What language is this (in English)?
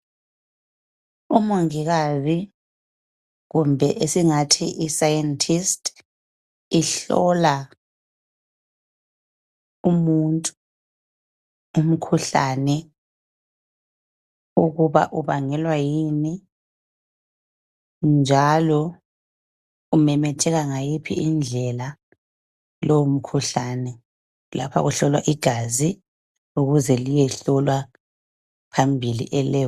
North Ndebele